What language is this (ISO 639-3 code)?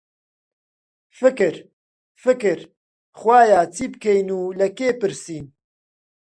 ckb